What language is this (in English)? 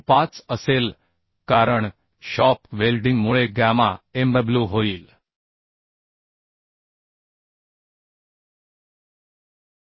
Marathi